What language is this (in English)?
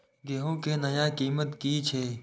Maithili